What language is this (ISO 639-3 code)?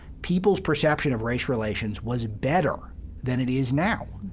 eng